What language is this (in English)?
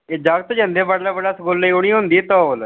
Dogri